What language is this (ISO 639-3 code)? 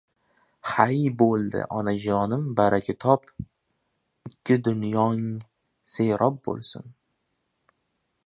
uzb